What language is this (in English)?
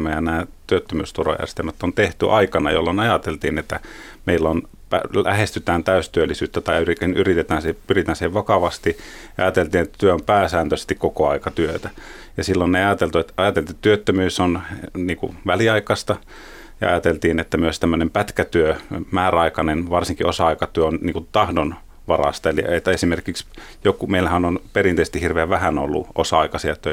Finnish